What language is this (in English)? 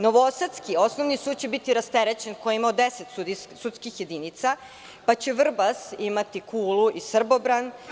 Serbian